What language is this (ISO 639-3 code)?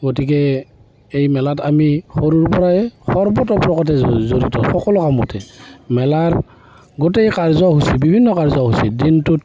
asm